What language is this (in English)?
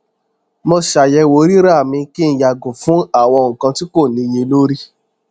Yoruba